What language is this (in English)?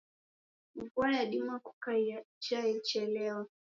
Taita